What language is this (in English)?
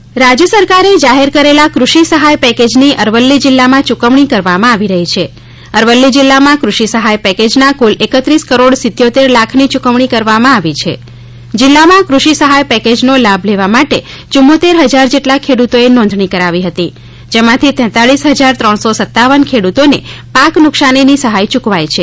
Gujarati